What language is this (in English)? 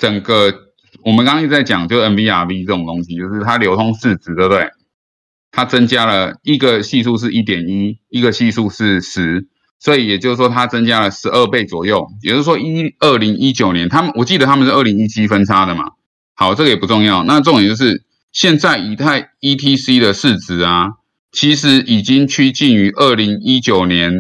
Chinese